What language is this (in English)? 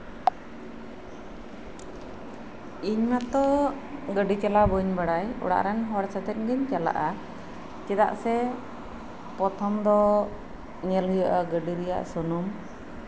Santali